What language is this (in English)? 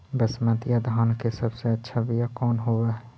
Magahi